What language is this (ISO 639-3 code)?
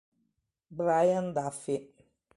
ita